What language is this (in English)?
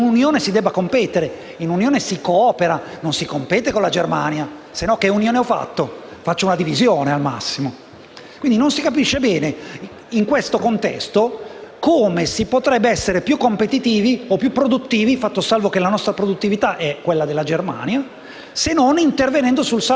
Italian